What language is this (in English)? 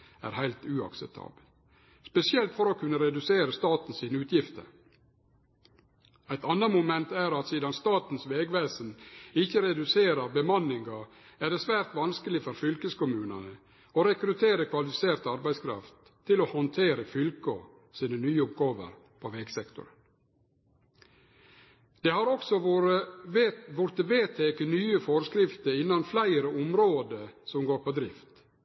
Norwegian Nynorsk